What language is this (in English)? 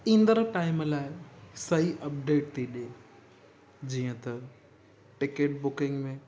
Sindhi